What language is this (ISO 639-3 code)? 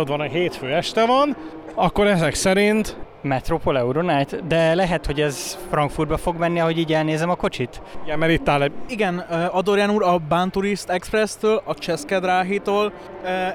hun